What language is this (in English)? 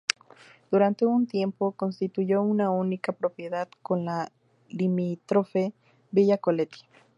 Spanish